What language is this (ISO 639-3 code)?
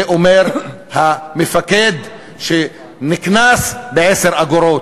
heb